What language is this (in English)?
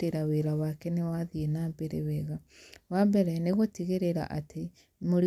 Kikuyu